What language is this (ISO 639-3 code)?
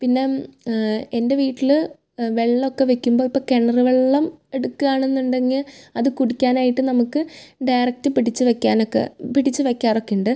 mal